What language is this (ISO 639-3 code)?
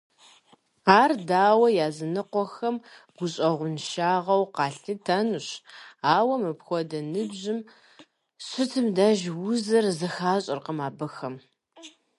kbd